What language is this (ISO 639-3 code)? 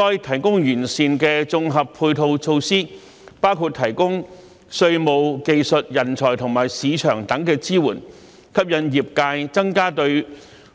yue